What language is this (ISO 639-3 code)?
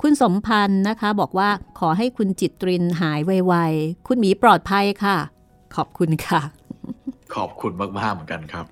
tha